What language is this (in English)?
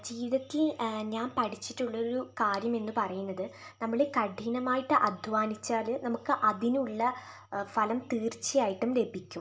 Malayalam